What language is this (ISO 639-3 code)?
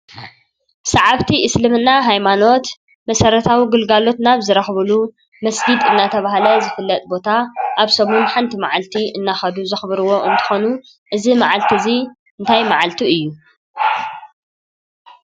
tir